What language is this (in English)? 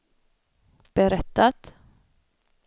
Swedish